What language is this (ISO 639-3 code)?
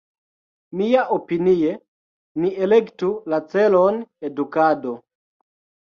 epo